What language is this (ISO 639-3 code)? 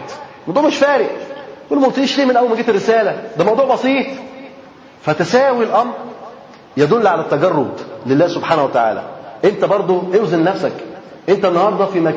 ara